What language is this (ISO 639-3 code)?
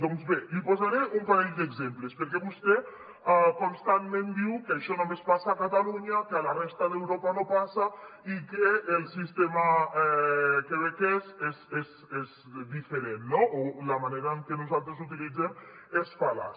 cat